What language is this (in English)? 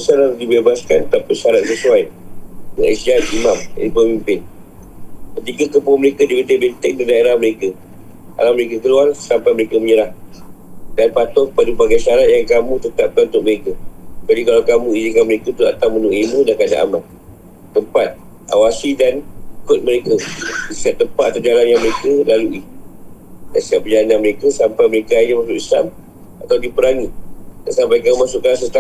Malay